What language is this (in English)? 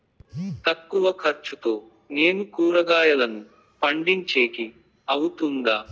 Telugu